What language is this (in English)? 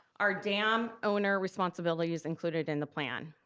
English